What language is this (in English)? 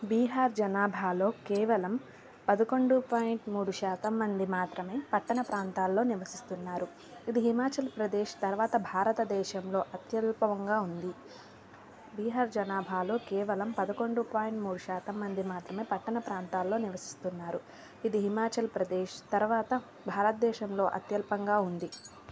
Telugu